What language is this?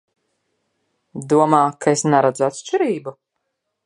Latvian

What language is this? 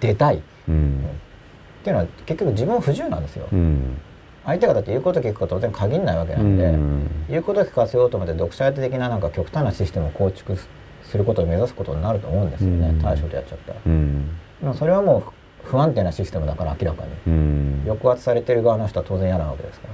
Japanese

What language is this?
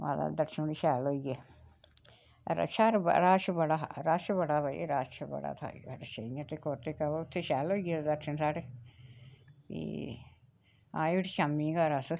Dogri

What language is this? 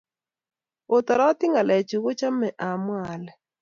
Kalenjin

